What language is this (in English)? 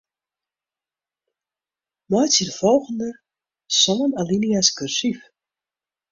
Western Frisian